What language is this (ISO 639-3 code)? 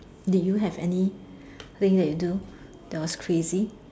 eng